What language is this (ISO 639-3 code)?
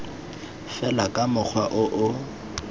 tsn